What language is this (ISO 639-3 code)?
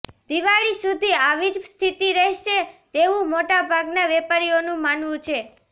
guj